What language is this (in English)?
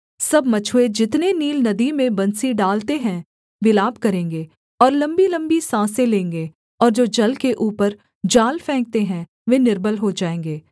Hindi